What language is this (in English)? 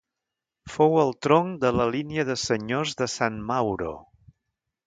Catalan